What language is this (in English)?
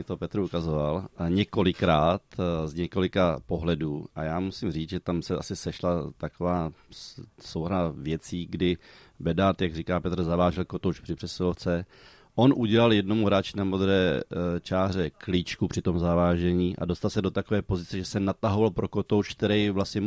Czech